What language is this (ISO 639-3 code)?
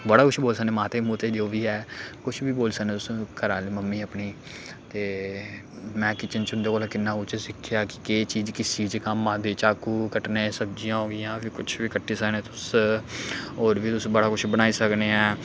doi